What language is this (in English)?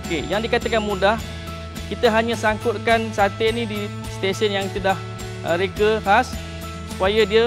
Malay